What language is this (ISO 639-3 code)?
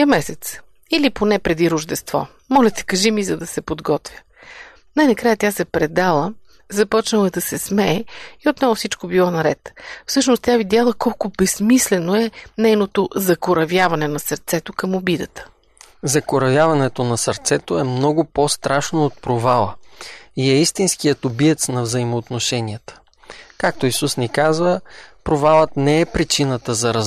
bul